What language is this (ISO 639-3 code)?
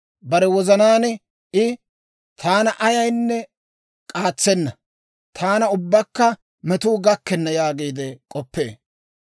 dwr